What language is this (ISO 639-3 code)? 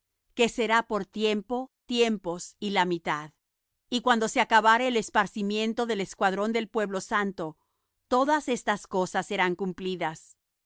spa